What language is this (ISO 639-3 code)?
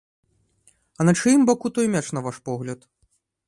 bel